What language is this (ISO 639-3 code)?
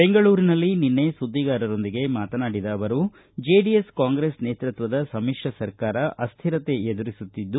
kan